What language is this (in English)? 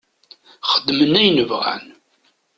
Kabyle